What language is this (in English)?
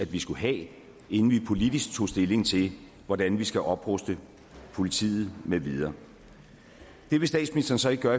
Danish